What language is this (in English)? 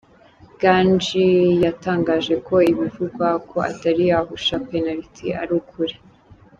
Kinyarwanda